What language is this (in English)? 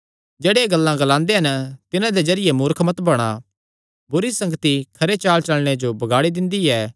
Kangri